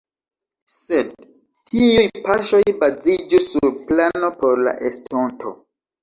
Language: Esperanto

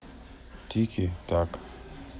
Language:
Russian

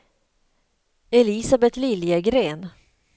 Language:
Swedish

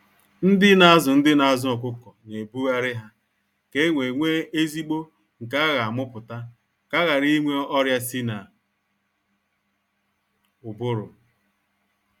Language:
Igbo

